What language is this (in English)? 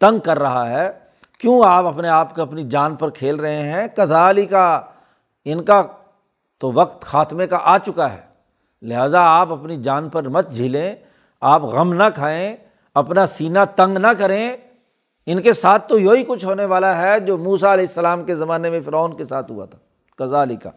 Urdu